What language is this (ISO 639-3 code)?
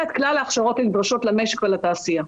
heb